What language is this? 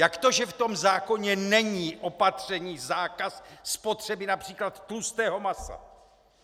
Czech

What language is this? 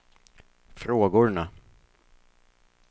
Swedish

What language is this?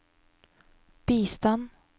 Norwegian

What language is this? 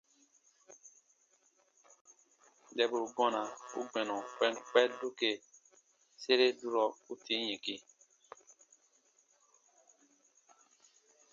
Baatonum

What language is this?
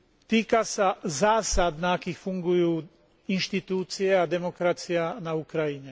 Slovak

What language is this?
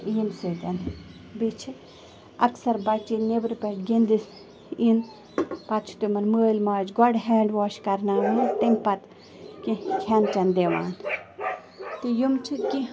Kashmiri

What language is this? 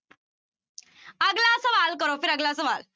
Punjabi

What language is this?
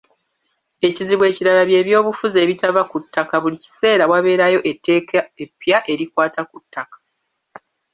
Ganda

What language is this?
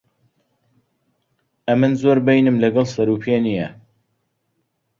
Central Kurdish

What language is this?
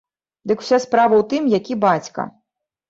Belarusian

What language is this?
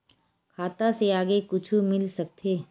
Chhattisgarhi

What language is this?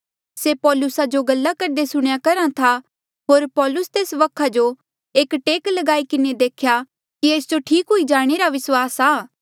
Mandeali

